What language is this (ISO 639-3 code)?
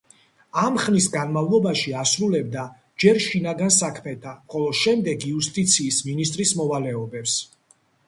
kat